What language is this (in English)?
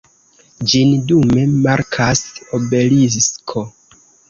Esperanto